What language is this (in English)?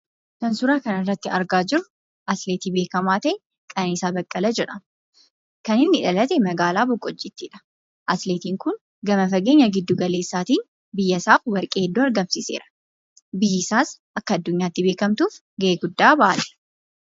Oromo